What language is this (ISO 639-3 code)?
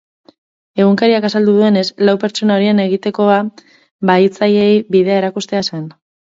eus